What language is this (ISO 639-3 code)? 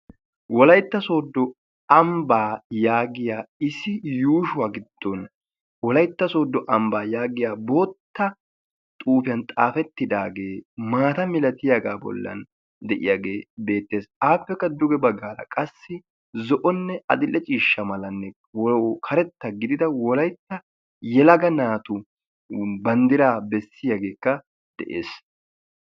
wal